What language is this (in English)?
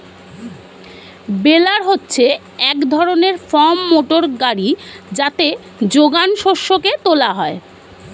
Bangla